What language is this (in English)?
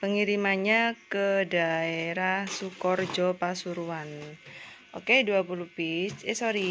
Indonesian